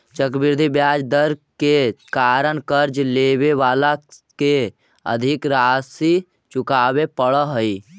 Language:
Magahi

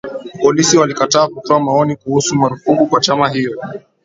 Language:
Swahili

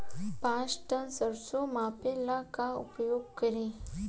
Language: Bhojpuri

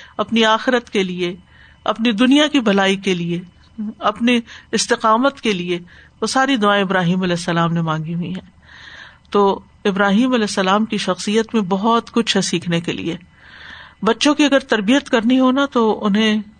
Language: Urdu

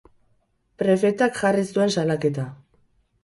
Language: Basque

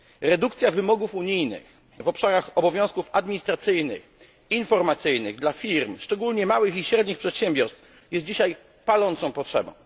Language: Polish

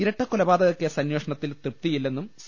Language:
Malayalam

